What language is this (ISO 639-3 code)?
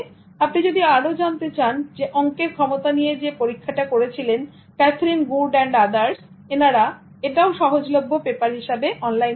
ben